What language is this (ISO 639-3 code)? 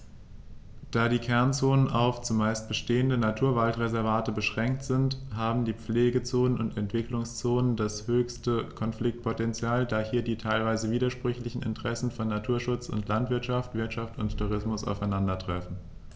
deu